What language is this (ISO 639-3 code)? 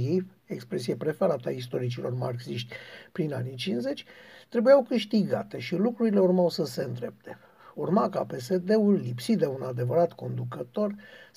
ron